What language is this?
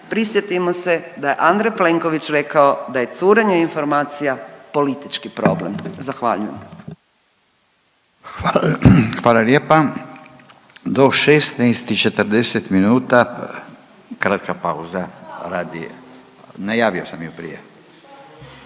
Croatian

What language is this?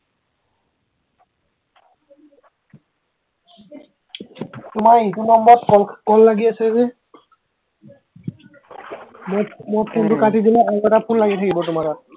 Assamese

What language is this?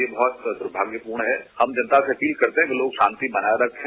Hindi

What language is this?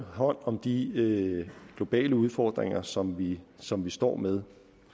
Danish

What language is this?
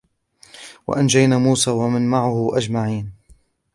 Arabic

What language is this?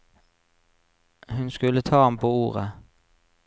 Norwegian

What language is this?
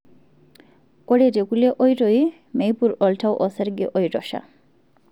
Masai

